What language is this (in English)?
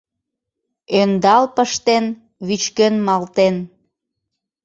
Mari